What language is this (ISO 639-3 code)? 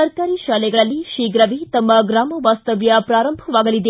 kan